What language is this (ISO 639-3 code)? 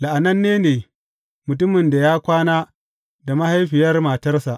hau